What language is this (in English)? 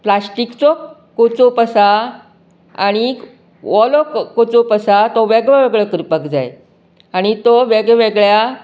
Konkani